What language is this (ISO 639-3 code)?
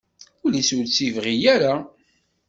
kab